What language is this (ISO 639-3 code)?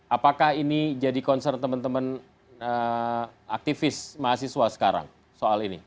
ind